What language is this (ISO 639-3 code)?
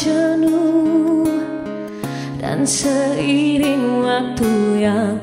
msa